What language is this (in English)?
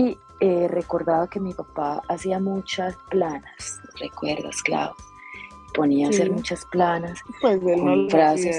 Spanish